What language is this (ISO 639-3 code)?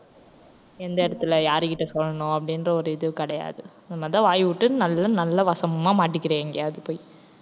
tam